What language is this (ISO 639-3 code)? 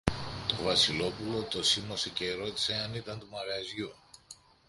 ell